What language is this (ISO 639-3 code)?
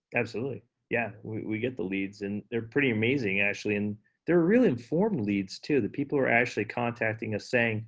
eng